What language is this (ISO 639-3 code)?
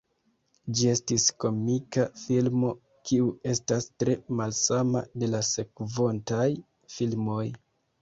epo